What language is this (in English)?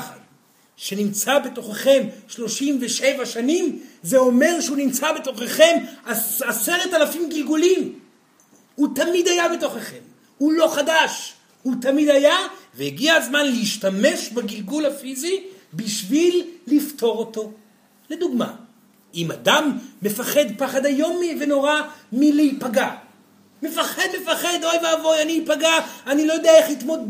Hebrew